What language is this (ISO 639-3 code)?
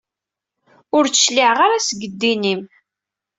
kab